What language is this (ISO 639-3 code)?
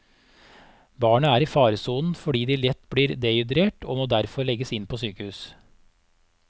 nor